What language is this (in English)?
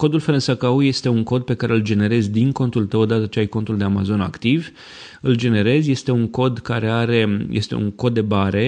Romanian